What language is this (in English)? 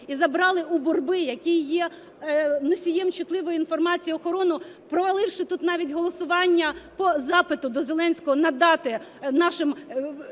Ukrainian